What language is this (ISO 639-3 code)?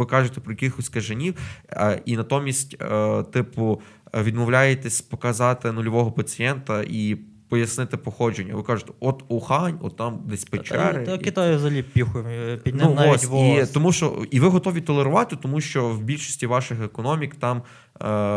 ukr